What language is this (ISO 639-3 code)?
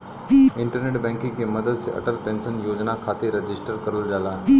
bho